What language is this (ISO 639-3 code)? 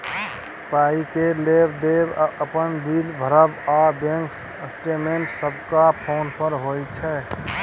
mai